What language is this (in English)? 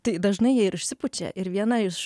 Lithuanian